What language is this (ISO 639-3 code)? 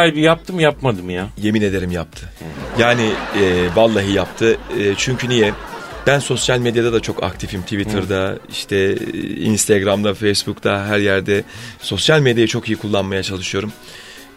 tur